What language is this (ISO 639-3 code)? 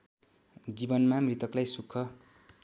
nep